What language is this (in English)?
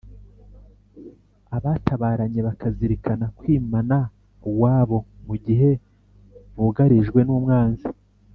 Kinyarwanda